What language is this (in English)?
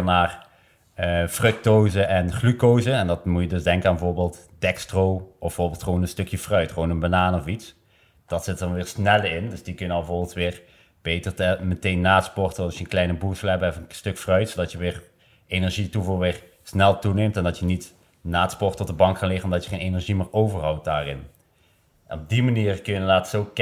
Dutch